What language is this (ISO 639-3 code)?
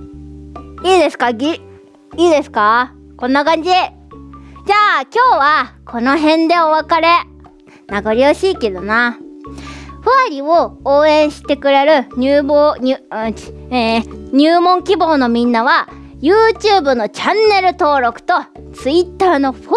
jpn